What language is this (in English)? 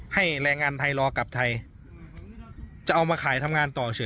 Thai